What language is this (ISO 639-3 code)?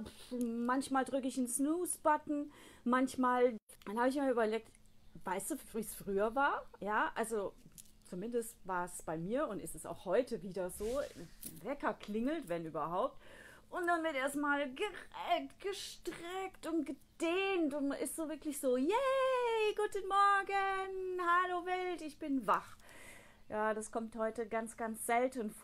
deu